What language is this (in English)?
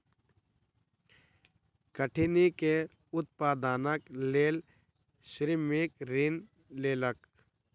Maithili